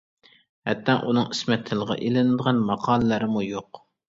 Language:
Uyghur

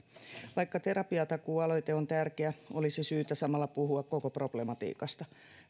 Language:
Finnish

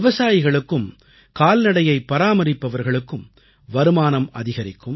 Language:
Tamil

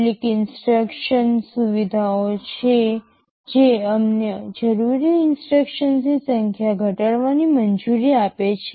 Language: Gujarati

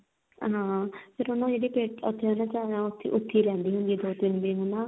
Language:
Punjabi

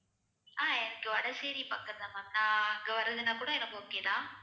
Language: Tamil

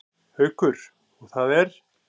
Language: Icelandic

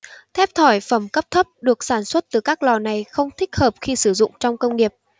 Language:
Vietnamese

